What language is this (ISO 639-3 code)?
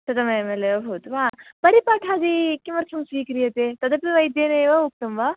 san